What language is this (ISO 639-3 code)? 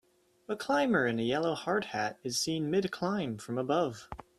eng